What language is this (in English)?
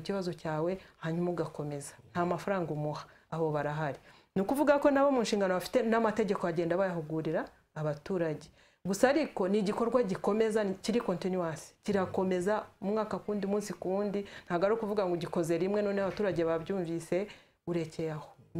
Romanian